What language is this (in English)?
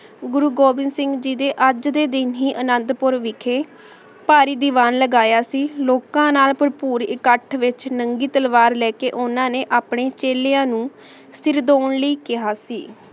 Punjabi